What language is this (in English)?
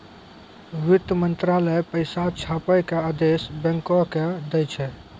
Maithili